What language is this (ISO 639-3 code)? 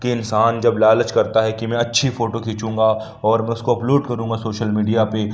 urd